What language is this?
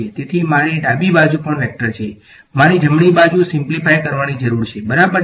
Gujarati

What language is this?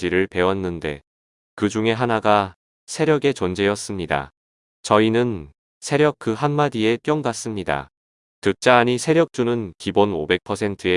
Korean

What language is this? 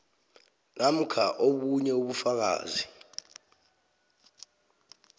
South Ndebele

